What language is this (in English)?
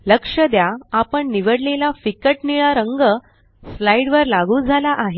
Marathi